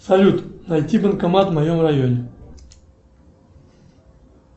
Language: Russian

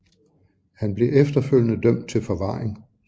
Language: Danish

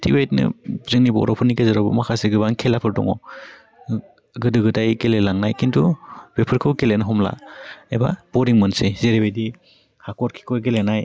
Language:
Bodo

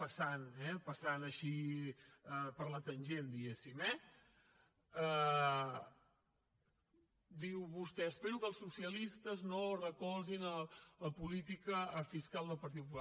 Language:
Catalan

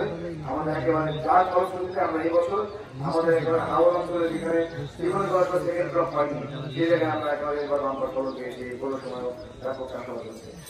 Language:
Arabic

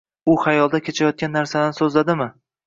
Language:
Uzbek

